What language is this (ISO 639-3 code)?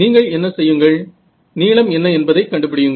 tam